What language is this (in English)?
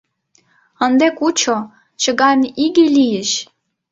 Mari